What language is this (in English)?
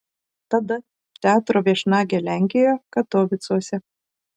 Lithuanian